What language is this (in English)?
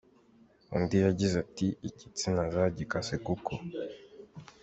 Kinyarwanda